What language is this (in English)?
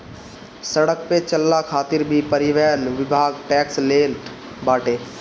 Bhojpuri